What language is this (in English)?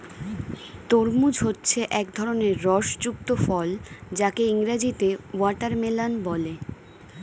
Bangla